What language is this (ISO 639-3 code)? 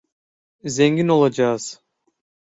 tur